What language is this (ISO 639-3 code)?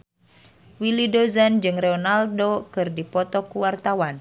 sun